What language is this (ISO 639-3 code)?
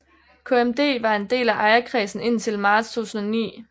dan